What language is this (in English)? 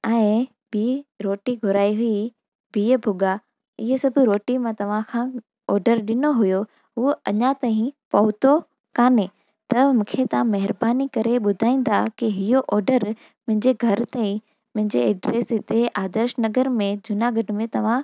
Sindhi